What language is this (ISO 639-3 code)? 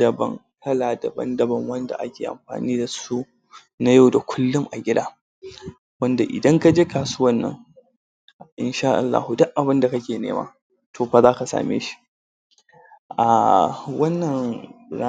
hau